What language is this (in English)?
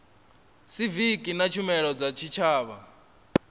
Venda